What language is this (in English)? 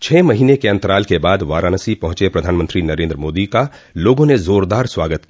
Hindi